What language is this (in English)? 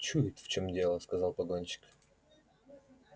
Russian